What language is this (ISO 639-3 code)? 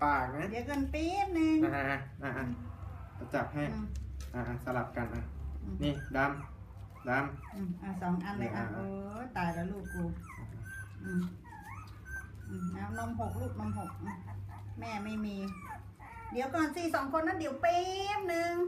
tha